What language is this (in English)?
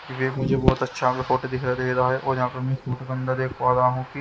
Hindi